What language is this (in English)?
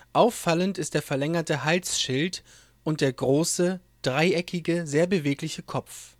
German